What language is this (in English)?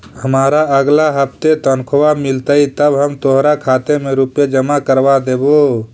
Magahi